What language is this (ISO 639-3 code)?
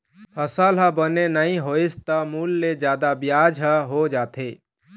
hne